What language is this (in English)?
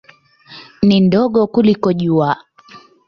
Swahili